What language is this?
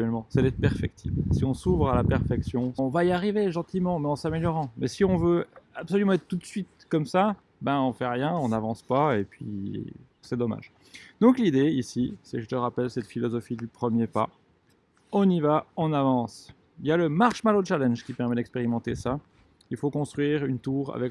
French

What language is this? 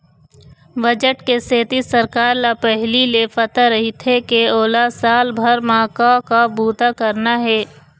Chhattisgarhi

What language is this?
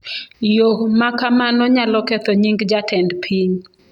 Luo (Kenya and Tanzania)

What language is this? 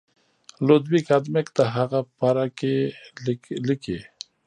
Pashto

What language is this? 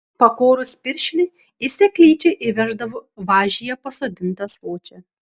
Lithuanian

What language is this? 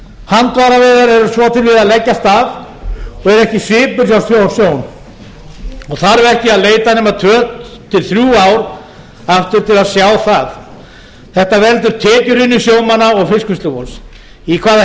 Icelandic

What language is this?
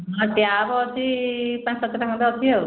Odia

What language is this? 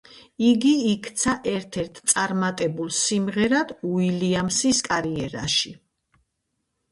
Georgian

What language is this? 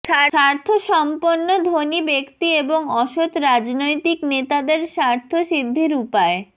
Bangla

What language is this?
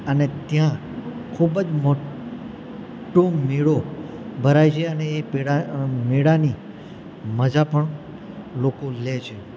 Gujarati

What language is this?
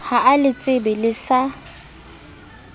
Southern Sotho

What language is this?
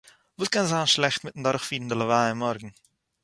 Yiddish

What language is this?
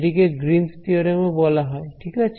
Bangla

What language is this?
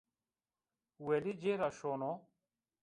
Zaza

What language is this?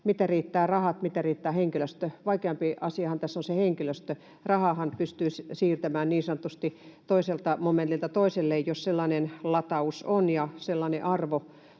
Finnish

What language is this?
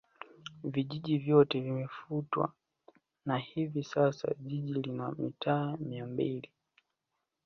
Swahili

